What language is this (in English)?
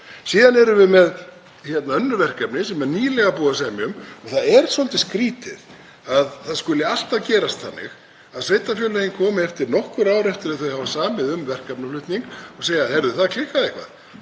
Icelandic